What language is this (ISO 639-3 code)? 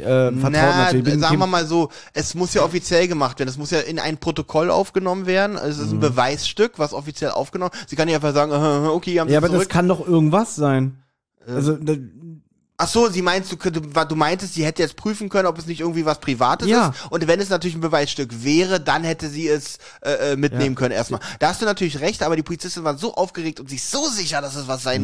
deu